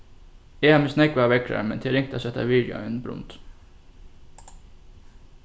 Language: Faroese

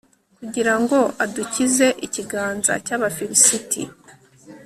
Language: Kinyarwanda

